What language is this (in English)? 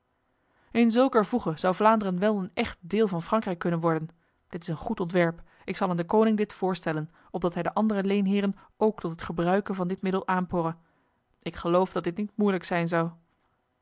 Dutch